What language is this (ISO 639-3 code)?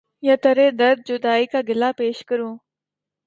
urd